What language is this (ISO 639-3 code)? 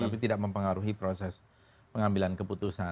ind